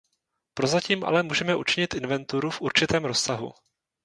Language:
Czech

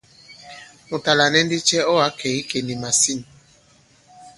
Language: Bankon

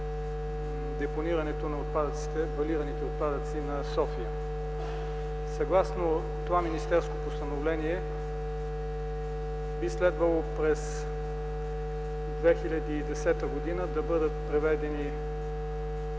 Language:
Bulgarian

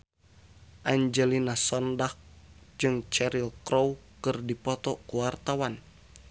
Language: Sundanese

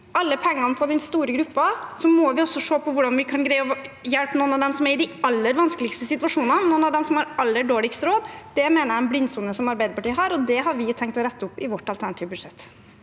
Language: Norwegian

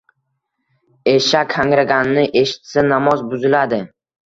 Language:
Uzbek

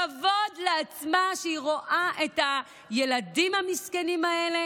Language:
Hebrew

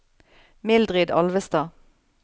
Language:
Norwegian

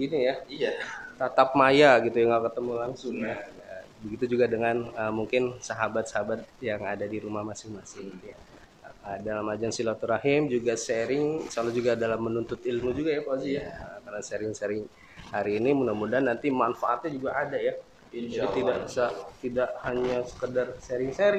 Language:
Indonesian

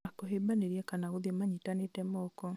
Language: Kikuyu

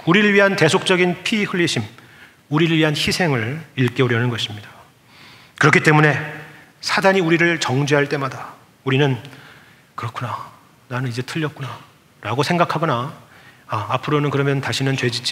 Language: Korean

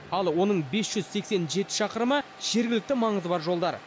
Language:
Kazakh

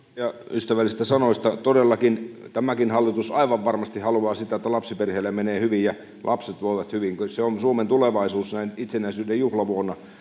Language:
Finnish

